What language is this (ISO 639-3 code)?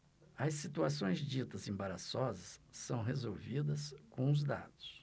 por